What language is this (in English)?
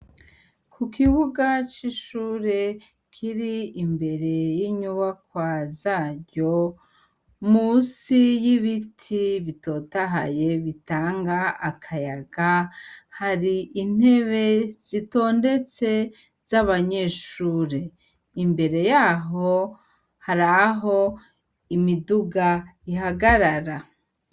Rundi